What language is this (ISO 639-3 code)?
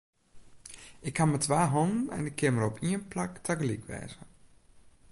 fry